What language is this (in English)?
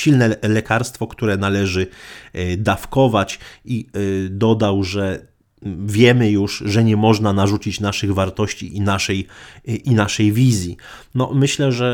Polish